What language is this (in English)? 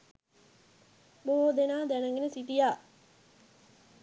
Sinhala